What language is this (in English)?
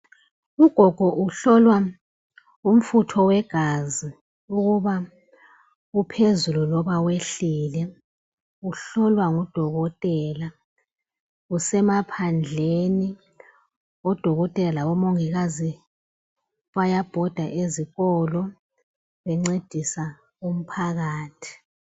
North Ndebele